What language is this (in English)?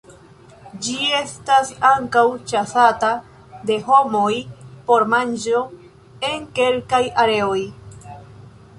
Esperanto